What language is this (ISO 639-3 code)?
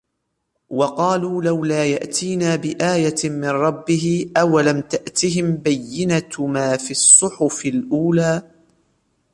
ara